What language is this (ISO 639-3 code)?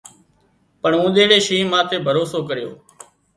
kxp